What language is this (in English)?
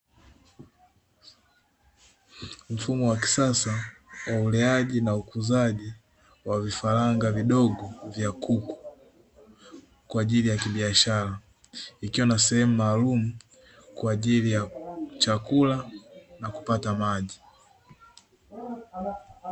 Swahili